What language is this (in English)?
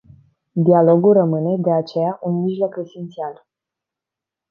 Romanian